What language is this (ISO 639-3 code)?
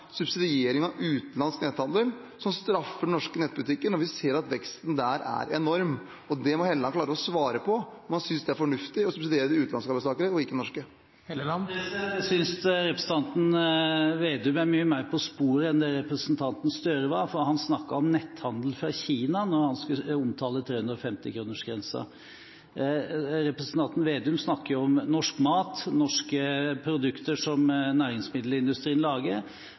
nob